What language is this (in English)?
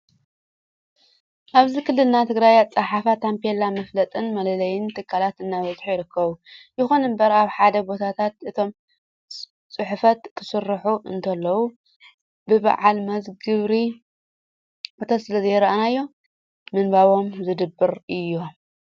Tigrinya